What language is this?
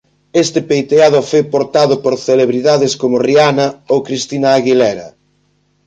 Galician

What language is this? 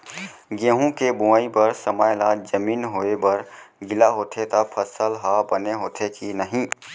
Chhattisgarhi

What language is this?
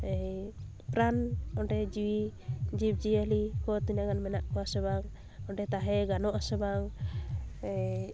Santali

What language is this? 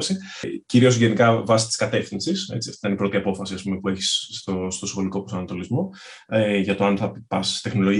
Greek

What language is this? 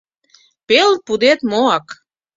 Mari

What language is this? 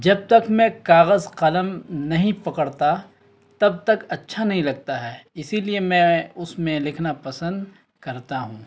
Urdu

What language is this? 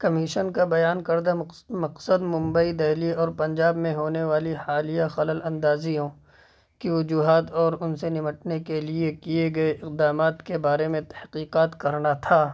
Urdu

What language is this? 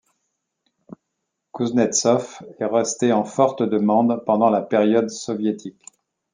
French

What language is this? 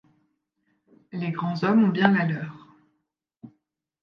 French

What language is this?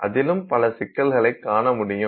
Tamil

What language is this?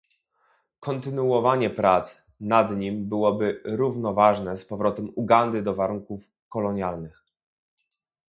Polish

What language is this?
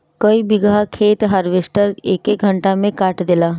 Bhojpuri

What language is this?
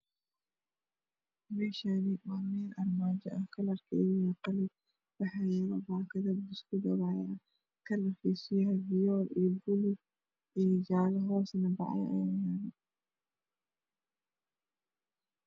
Somali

